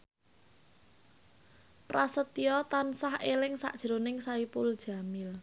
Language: Javanese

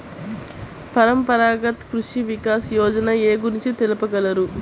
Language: Telugu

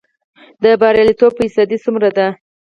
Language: Pashto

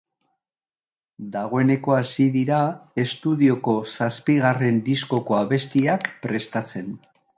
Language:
Basque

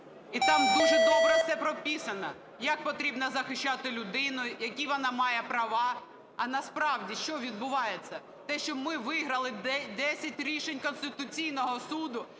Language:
Ukrainian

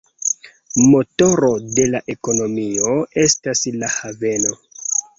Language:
Esperanto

